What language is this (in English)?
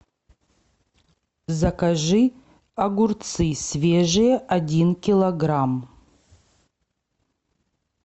Russian